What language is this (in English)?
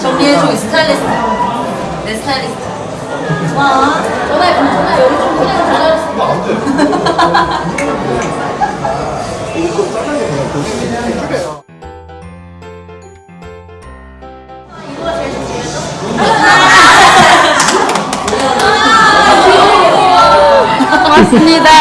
Korean